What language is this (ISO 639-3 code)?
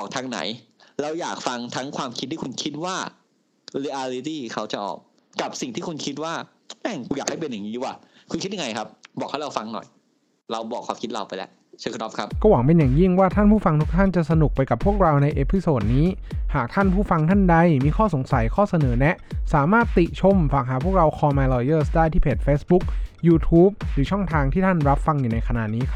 tha